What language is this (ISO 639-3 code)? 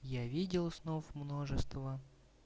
rus